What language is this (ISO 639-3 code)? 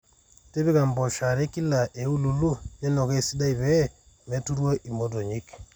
mas